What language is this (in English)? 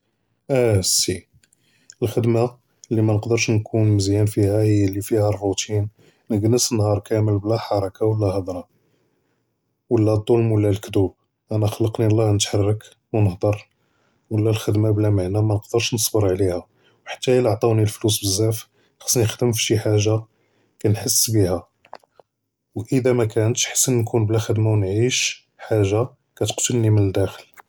Judeo-Arabic